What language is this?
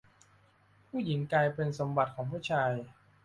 Thai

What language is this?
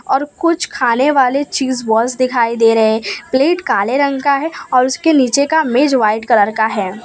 Hindi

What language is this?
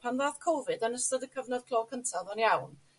Welsh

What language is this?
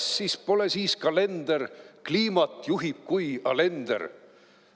Estonian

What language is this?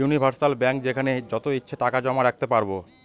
Bangla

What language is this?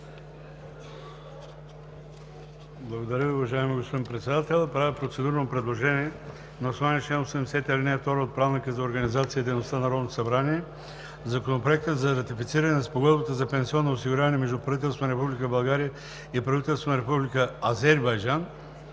Bulgarian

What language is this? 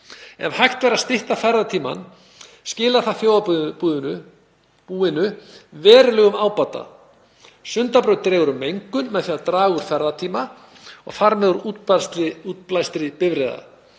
Icelandic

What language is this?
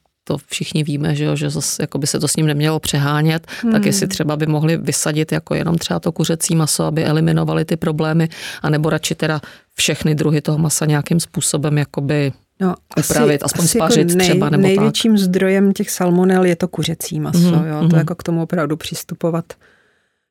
Czech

